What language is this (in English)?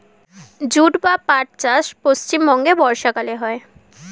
Bangla